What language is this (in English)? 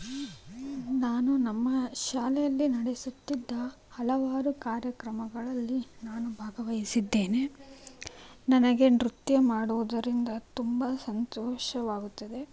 Kannada